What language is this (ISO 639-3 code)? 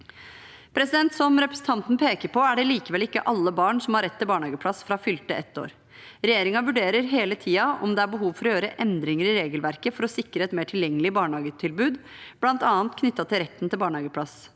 nor